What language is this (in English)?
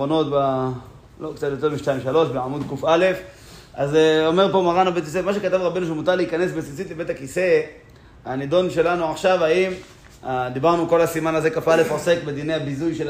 Hebrew